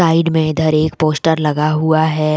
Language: Hindi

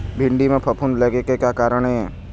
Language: Chhattisgarhi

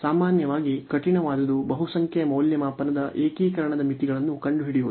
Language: Kannada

